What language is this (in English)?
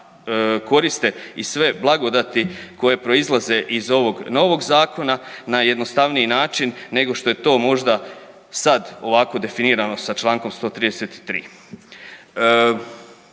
Croatian